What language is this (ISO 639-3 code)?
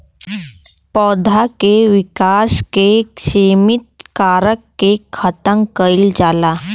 bho